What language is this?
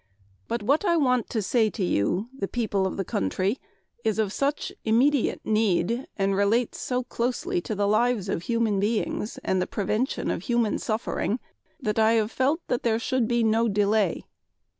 English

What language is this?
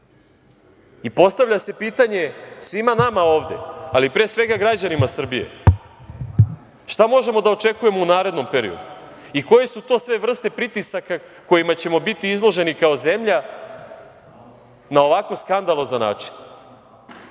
Serbian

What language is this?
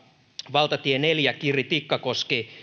Finnish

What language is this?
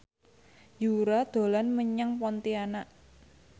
Javanese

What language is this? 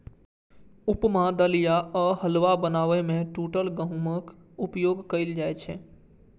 Maithili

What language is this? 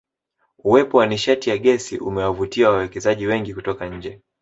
Swahili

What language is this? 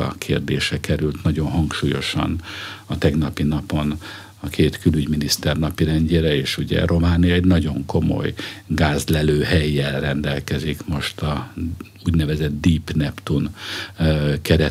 Hungarian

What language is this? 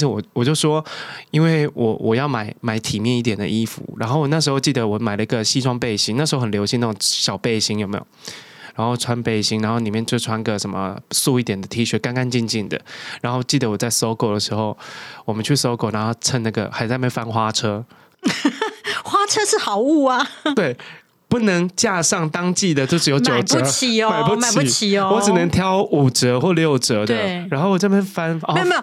Chinese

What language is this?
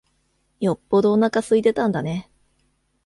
Japanese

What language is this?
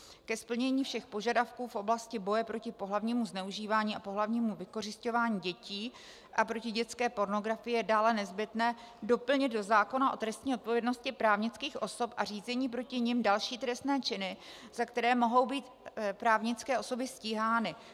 Czech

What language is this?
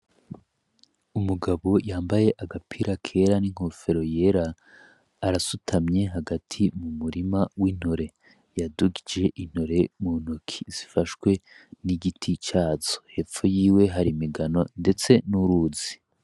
Rundi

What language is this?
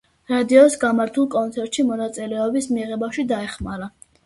Georgian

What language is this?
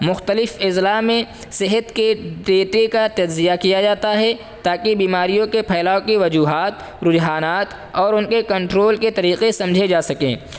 Urdu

